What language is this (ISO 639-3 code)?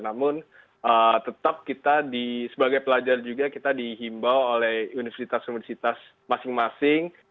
ind